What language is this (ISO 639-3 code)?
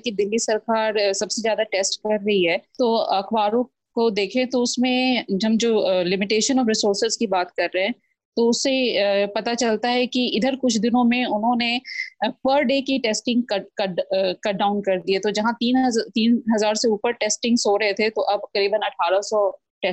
hin